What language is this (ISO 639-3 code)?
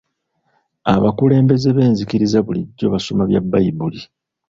lug